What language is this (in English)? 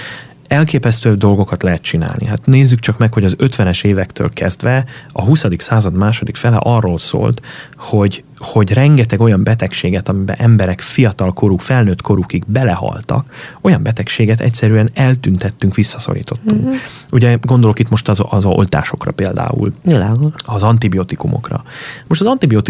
Hungarian